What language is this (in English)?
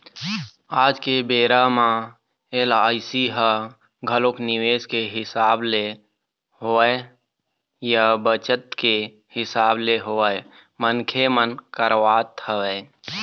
Chhattisgarhi